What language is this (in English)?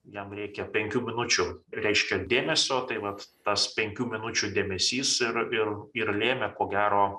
Lithuanian